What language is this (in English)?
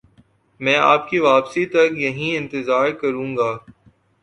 Urdu